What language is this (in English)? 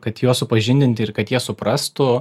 Lithuanian